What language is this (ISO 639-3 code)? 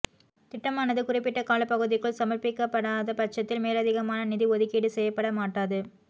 tam